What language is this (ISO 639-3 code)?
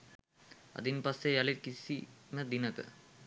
sin